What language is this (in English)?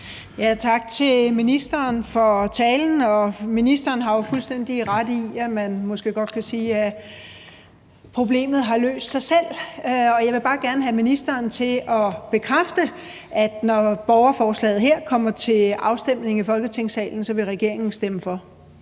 Danish